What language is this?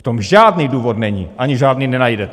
Czech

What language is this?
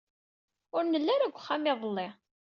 Kabyle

